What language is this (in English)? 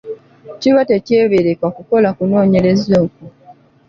Ganda